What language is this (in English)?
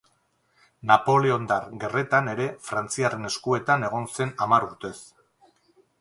Basque